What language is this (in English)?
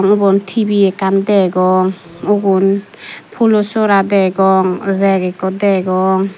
Chakma